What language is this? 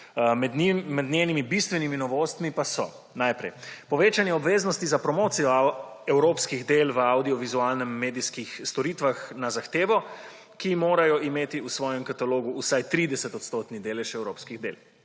Slovenian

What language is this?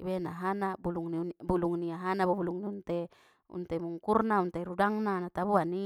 Batak Mandailing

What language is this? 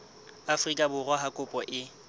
Southern Sotho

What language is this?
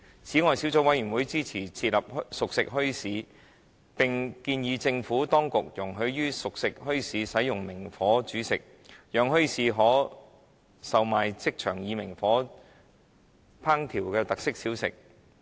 Cantonese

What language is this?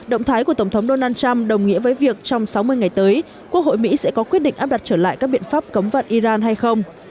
Vietnamese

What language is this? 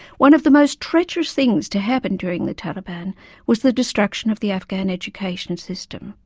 English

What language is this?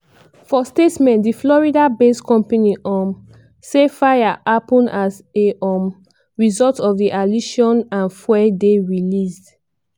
Nigerian Pidgin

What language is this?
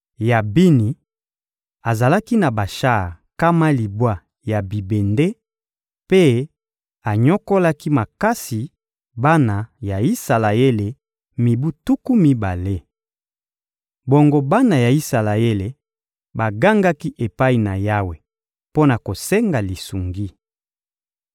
Lingala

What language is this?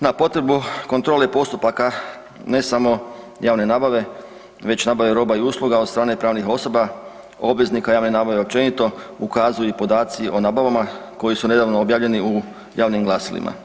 Croatian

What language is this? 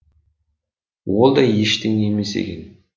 Kazakh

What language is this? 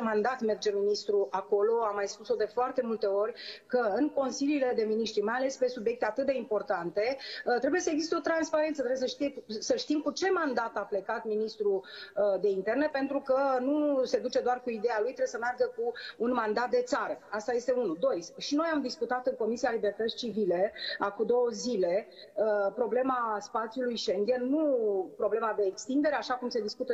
Romanian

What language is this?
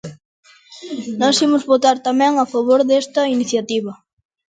Galician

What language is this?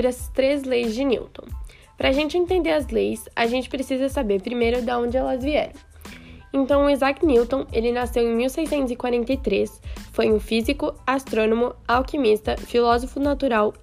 Portuguese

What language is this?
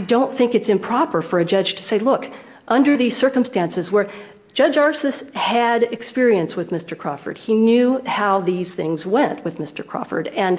English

